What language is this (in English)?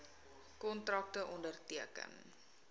Afrikaans